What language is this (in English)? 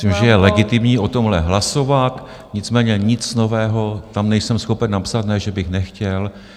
Czech